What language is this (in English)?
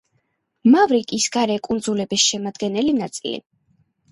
Georgian